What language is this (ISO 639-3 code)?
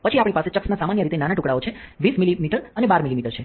guj